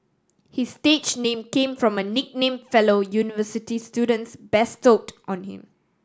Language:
English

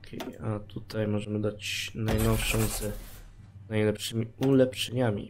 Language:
Polish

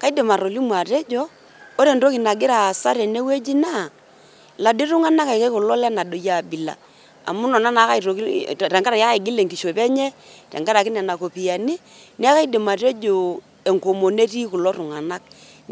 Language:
Masai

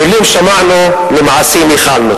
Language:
Hebrew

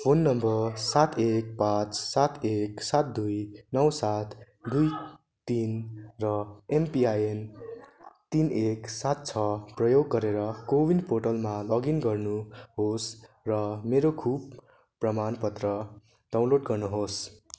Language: Nepali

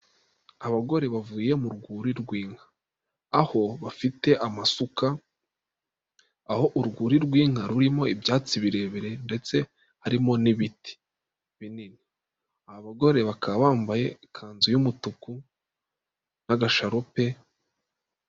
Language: Kinyarwanda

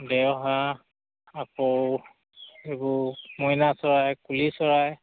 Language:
Assamese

